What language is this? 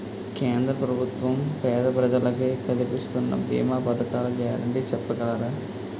Telugu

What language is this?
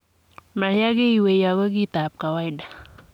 Kalenjin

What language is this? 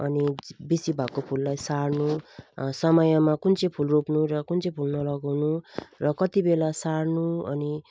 Nepali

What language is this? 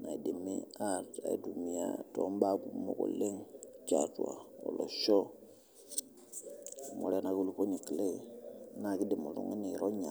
Masai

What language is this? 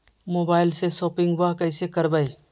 Magahi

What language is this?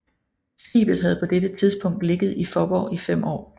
Danish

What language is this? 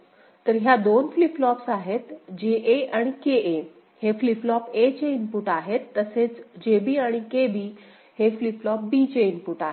Marathi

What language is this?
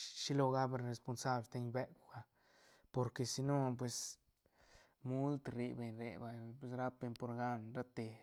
Santa Catarina Albarradas Zapotec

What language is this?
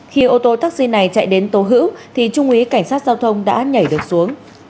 Vietnamese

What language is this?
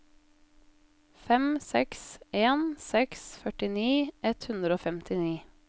Norwegian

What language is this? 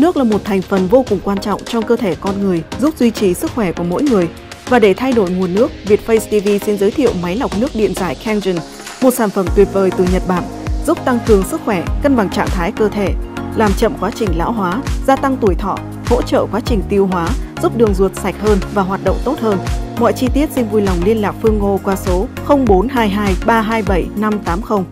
Vietnamese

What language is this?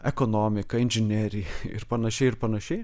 Lithuanian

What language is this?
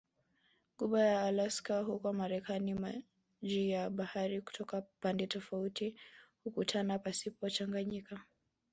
Swahili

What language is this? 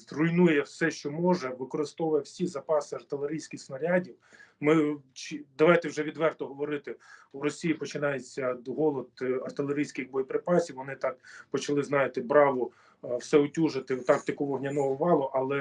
Ukrainian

